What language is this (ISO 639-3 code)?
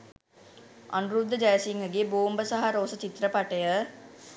sin